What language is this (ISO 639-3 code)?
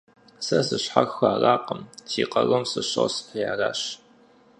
kbd